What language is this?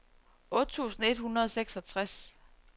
Danish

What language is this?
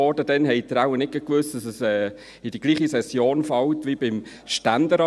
Swiss German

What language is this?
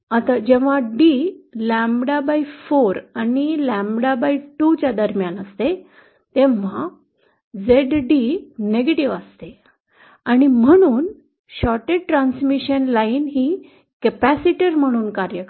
Marathi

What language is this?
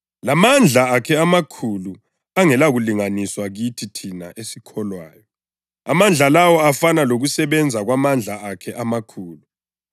North Ndebele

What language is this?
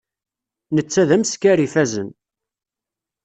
Kabyle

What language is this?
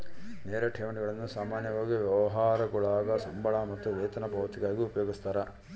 Kannada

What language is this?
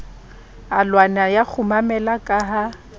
Southern Sotho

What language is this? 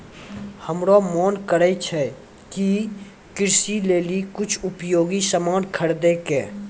Maithili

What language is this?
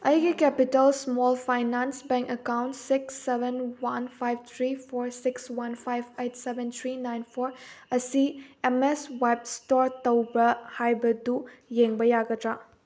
Manipuri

